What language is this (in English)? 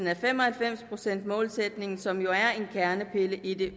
Danish